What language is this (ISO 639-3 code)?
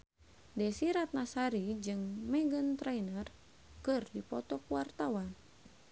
sun